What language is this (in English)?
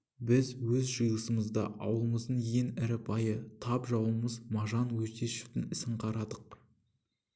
Kazakh